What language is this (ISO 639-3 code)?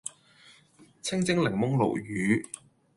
yue